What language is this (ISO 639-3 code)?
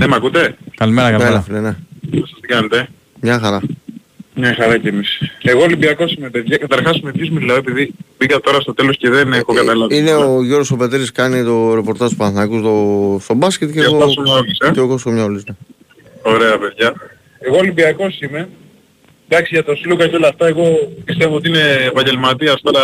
ell